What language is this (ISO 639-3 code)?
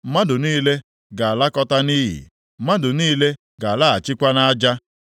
ibo